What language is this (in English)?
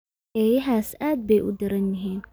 Somali